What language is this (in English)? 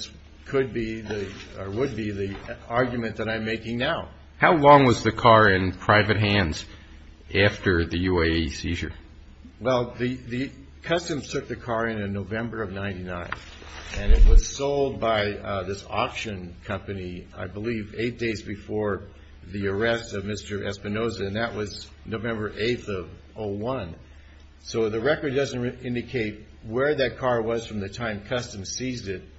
English